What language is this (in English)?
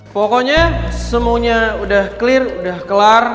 Indonesian